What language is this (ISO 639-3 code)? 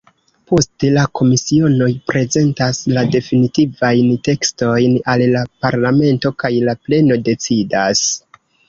epo